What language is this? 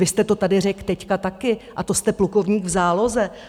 Czech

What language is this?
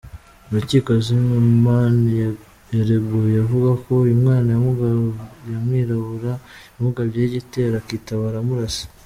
Kinyarwanda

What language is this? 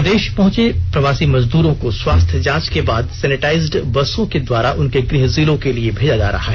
Hindi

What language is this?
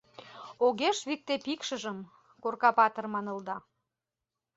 Mari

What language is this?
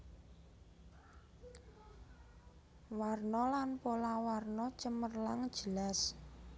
Javanese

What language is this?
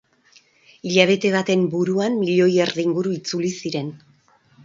Basque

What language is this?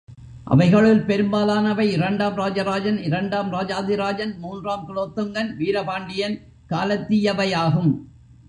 Tamil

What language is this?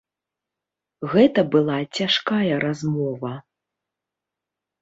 Belarusian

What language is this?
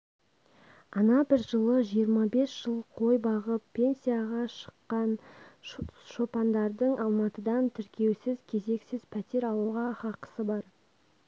Kazakh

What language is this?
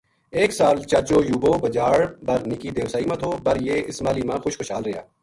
Gujari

